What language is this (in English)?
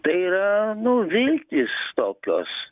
Lithuanian